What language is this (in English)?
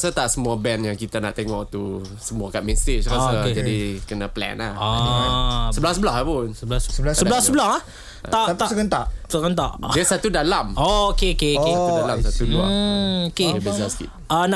Malay